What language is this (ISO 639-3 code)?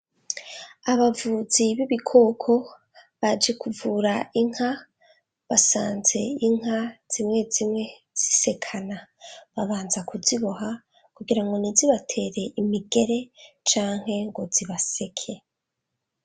run